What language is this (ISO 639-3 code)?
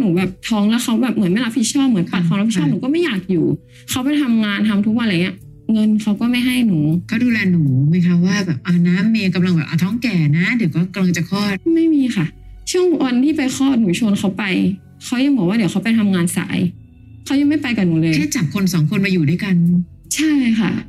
tha